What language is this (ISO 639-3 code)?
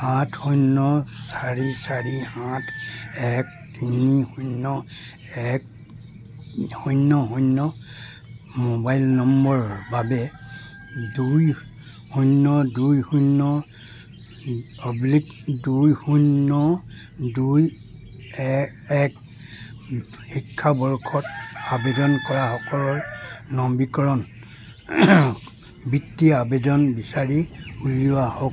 asm